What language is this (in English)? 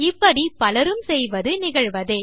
Tamil